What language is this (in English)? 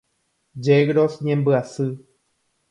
Guarani